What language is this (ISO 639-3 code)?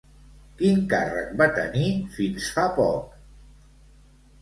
cat